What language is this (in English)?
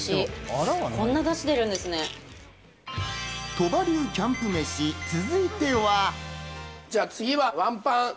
Japanese